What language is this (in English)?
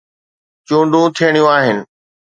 Sindhi